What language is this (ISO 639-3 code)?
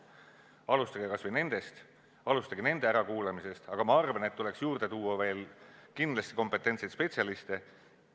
est